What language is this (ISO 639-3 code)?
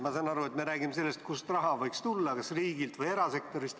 est